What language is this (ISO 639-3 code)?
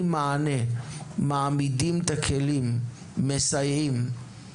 heb